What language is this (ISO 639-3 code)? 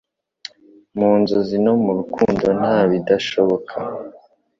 kin